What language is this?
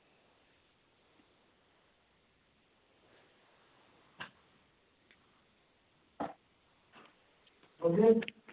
Punjabi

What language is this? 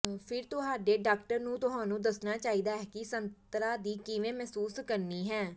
Punjabi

